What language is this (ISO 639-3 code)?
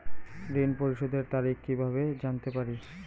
ben